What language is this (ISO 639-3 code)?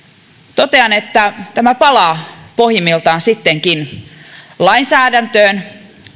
fin